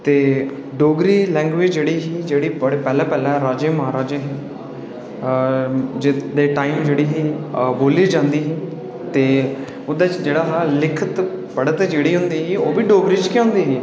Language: Dogri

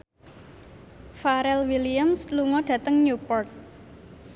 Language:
Javanese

